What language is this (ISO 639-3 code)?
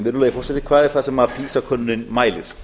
isl